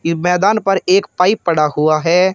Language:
Hindi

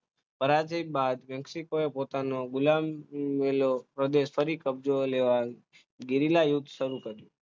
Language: Gujarati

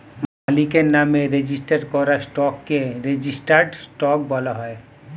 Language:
Bangla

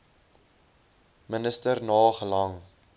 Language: Afrikaans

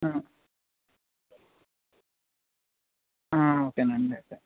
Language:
Telugu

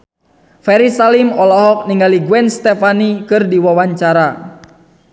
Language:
Sundanese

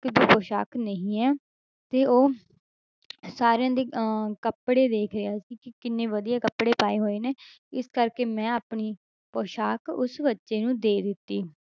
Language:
Punjabi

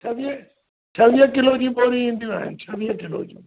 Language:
Sindhi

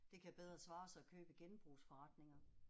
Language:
Danish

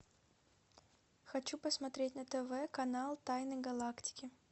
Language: Russian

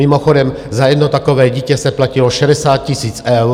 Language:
Czech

